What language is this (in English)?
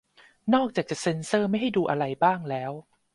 Thai